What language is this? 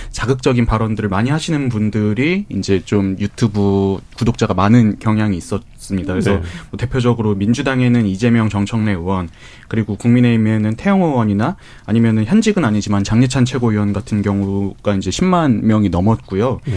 Korean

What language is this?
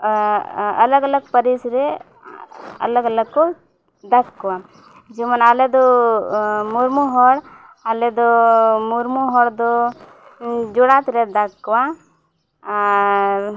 Santali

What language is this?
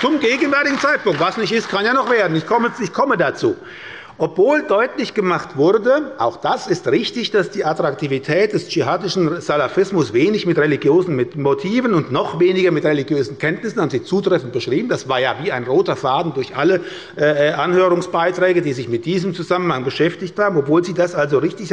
German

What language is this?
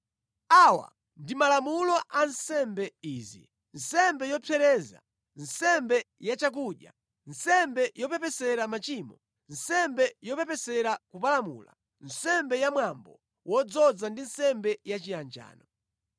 Nyanja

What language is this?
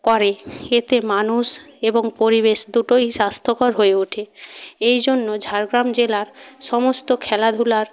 Bangla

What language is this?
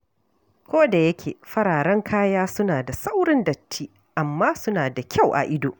Hausa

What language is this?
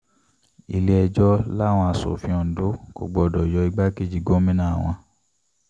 Yoruba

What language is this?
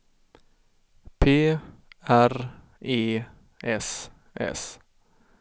Swedish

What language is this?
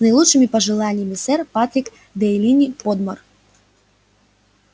Russian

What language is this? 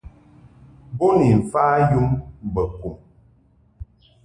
Mungaka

